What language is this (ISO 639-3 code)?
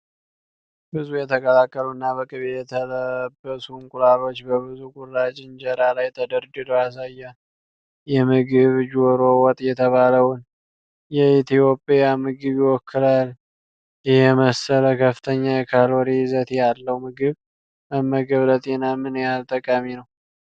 amh